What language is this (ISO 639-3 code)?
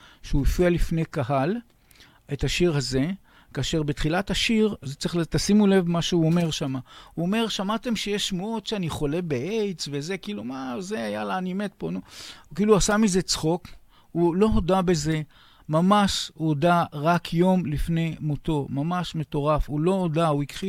heb